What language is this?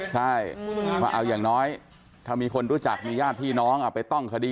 Thai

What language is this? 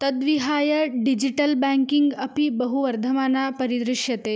Sanskrit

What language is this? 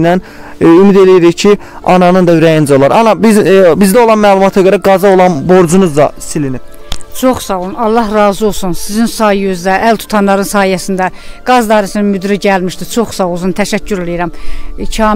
Turkish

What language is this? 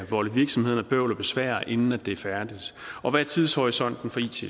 Danish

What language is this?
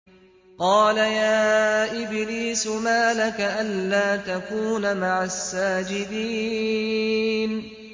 Arabic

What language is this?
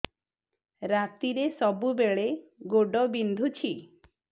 Odia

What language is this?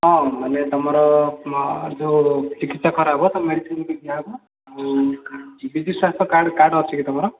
Odia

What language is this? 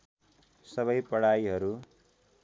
Nepali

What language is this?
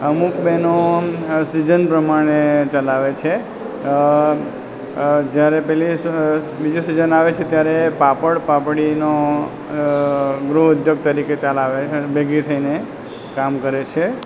Gujarati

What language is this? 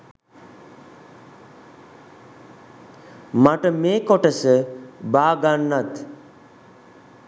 Sinhala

